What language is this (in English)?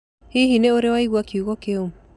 Kikuyu